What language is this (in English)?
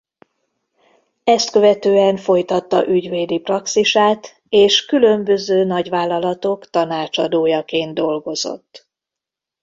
Hungarian